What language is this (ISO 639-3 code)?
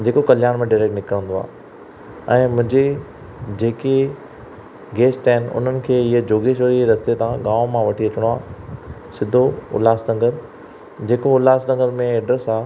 snd